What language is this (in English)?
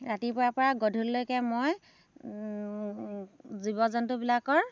Assamese